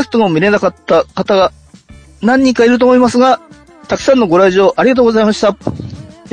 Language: Japanese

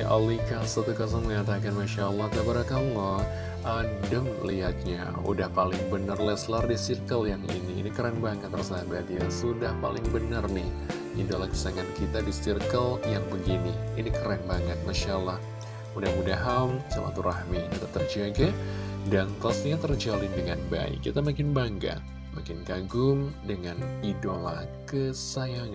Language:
Indonesian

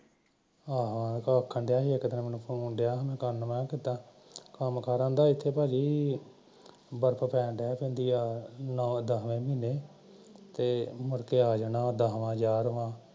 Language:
Punjabi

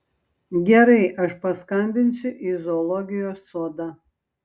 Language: Lithuanian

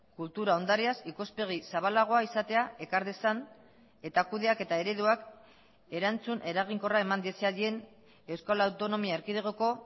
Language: Basque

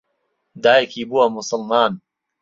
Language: Central Kurdish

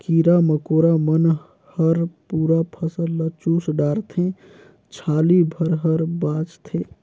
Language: Chhattisgarhi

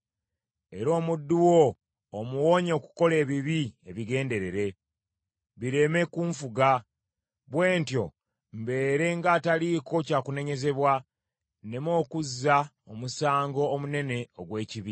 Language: Ganda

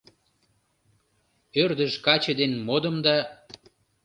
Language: Mari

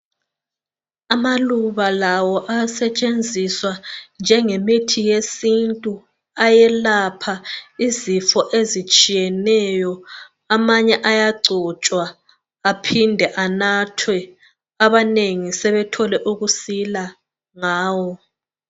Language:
North Ndebele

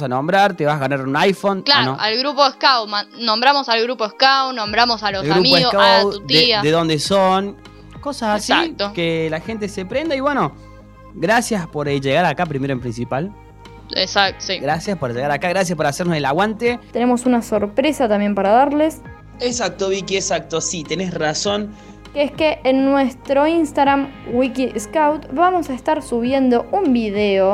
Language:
Spanish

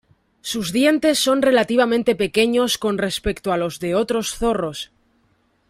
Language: Spanish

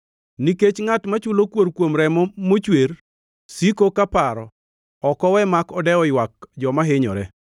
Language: Luo (Kenya and Tanzania)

